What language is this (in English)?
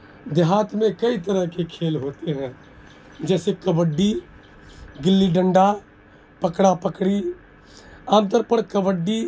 Urdu